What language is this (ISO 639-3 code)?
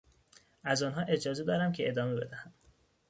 fas